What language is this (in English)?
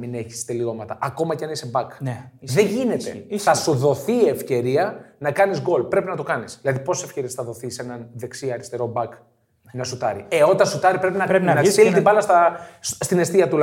Greek